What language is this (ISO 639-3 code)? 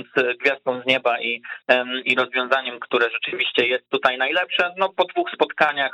pol